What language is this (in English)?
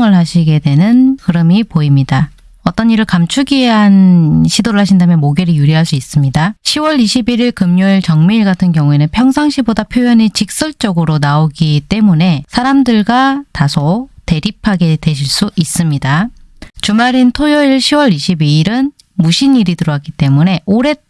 Korean